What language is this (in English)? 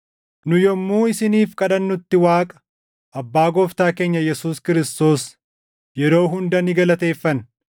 Oromo